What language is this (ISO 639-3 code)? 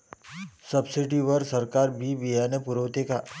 mar